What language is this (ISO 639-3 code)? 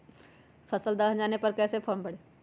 mag